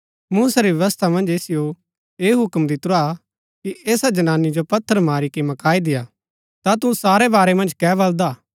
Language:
Gaddi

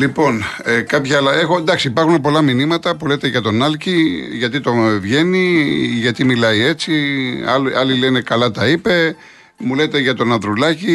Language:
Greek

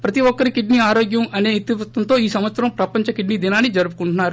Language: Telugu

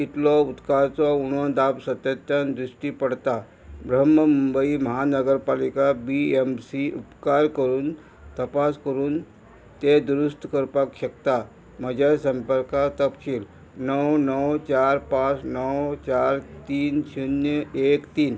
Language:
Konkani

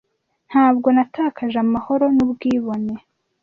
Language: Kinyarwanda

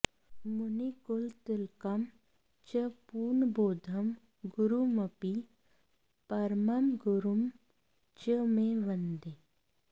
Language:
Sanskrit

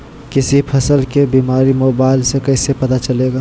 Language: Magahi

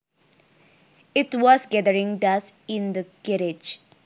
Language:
Javanese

